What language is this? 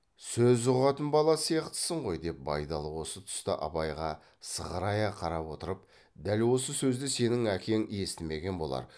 Kazakh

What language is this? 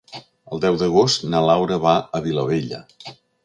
Catalan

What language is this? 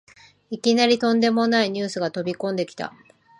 Japanese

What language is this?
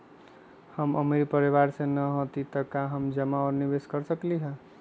Magahi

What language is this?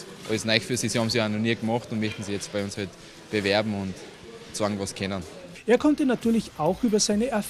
German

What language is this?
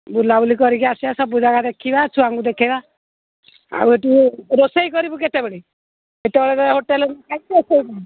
Odia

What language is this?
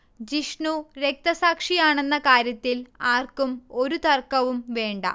Malayalam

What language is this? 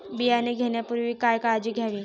Marathi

